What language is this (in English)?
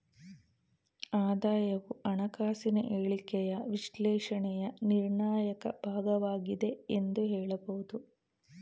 Kannada